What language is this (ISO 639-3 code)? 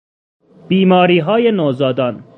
fas